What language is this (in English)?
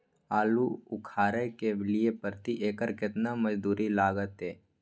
Maithili